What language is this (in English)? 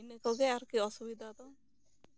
Santali